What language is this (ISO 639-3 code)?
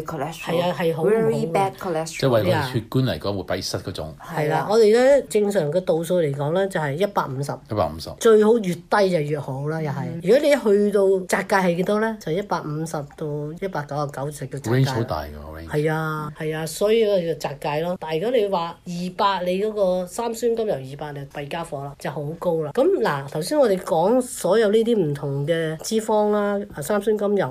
zho